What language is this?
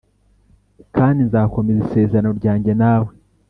Kinyarwanda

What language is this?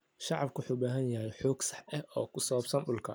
Somali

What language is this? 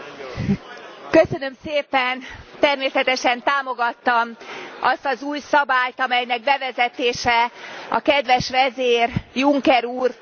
Hungarian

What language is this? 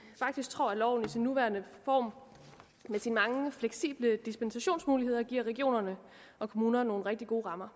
Danish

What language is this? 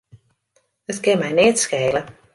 Western Frisian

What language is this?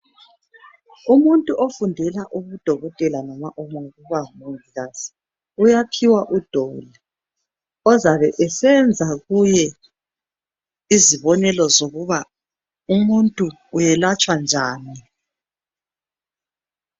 North Ndebele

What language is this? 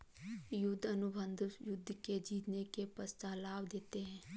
Hindi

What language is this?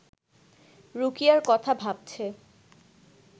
Bangla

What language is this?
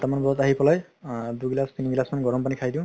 Assamese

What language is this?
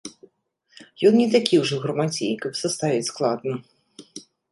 Belarusian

